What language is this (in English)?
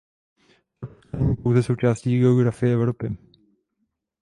Czech